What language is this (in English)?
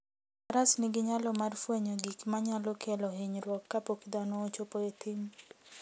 Luo (Kenya and Tanzania)